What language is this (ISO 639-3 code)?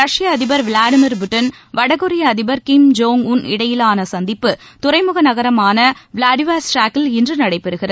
tam